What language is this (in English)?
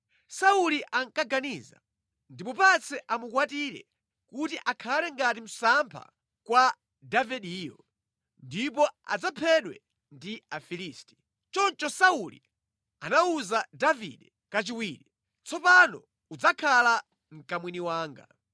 Nyanja